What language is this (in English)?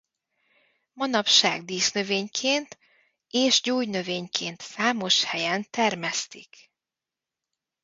Hungarian